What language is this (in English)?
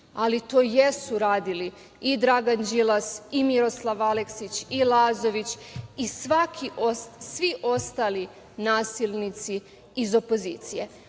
Serbian